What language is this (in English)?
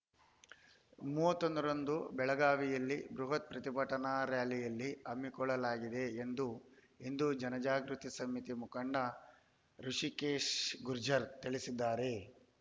Kannada